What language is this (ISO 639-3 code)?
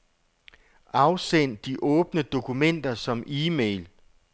dan